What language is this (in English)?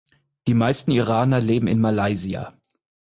German